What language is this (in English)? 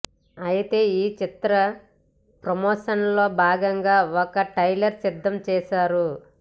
Telugu